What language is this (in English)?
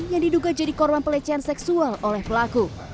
Indonesian